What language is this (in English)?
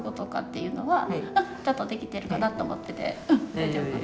Japanese